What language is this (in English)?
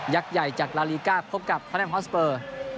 Thai